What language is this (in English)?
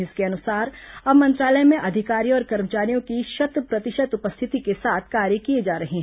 Hindi